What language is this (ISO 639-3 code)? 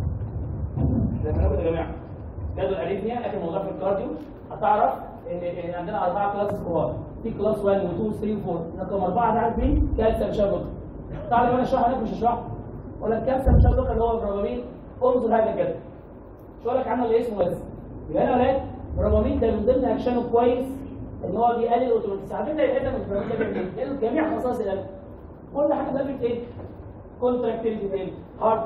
ara